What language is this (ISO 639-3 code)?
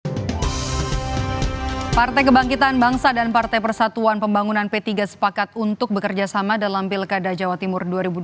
ind